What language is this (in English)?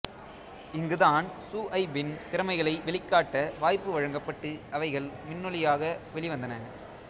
Tamil